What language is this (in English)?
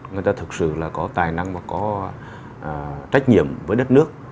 Vietnamese